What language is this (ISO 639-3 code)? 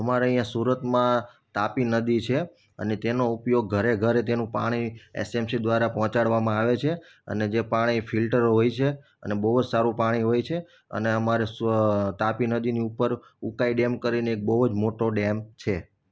guj